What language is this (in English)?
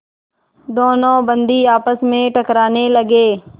Hindi